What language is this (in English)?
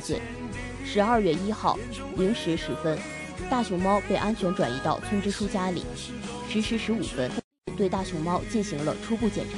Chinese